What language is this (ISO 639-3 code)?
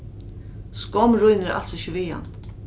fao